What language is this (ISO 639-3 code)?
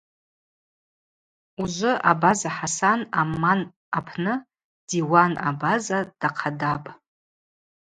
abq